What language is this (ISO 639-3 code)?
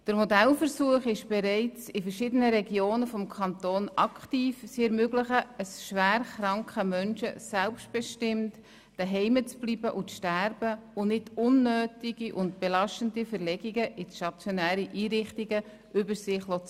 gsw